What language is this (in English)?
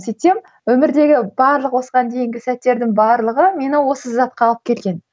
Kazakh